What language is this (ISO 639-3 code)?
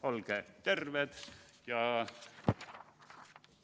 est